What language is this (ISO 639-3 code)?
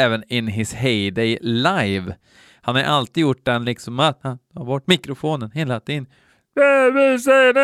swe